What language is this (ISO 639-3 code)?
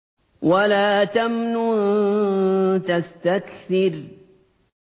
ara